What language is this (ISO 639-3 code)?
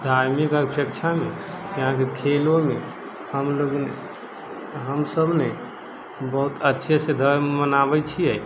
mai